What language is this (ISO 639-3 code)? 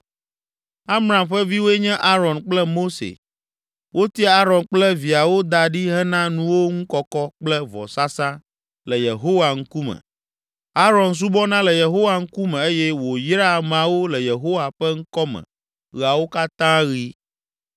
ewe